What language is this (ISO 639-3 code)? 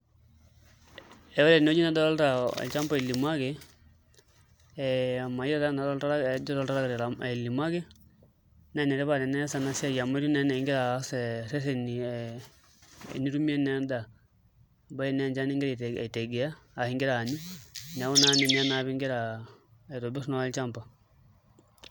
mas